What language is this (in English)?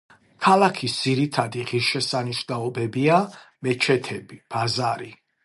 Georgian